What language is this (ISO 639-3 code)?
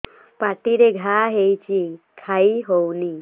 ori